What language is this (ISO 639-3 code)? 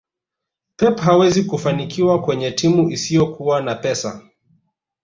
swa